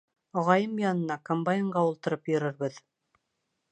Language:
Bashkir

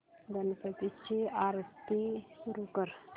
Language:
Marathi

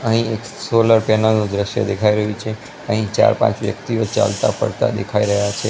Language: Gujarati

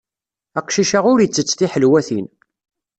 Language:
Kabyle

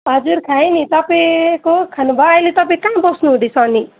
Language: Nepali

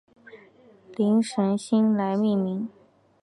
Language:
Chinese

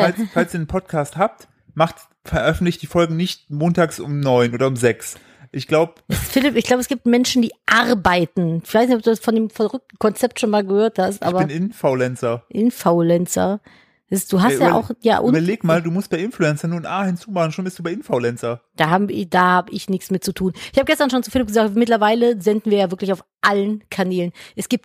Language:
German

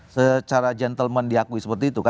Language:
Indonesian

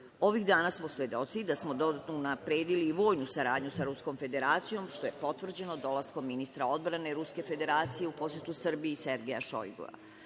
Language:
Serbian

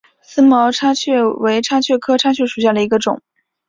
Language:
Chinese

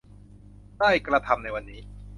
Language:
Thai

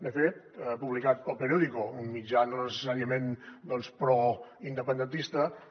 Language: Catalan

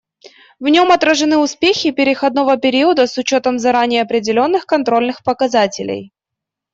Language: Russian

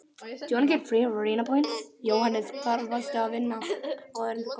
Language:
Icelandic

